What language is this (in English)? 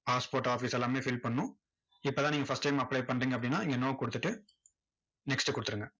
Tamil